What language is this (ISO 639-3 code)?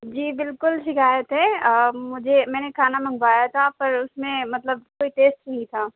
urd